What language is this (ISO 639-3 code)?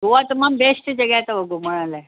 snd